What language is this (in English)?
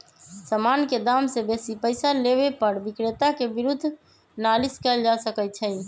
Magahi